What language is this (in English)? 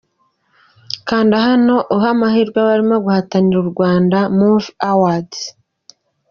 Kinyarwanda